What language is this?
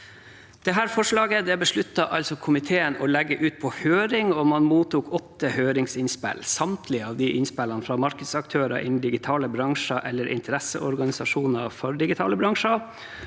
Norwegian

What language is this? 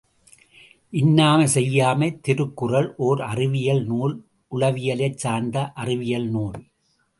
Tamil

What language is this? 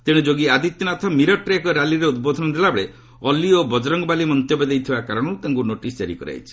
Odia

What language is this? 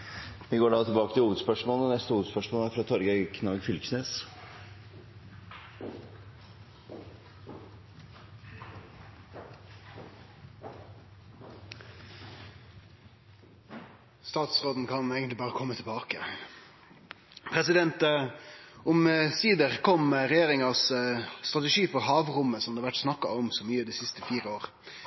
Norwegian Nynorsk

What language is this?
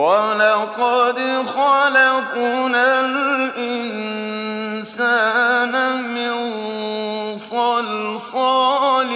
Arabic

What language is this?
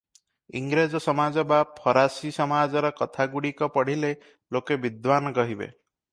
Odia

